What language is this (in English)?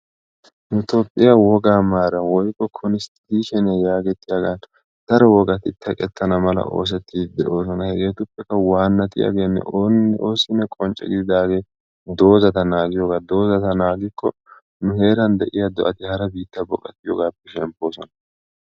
Wolaytta